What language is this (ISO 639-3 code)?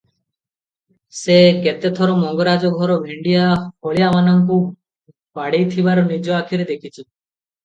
ori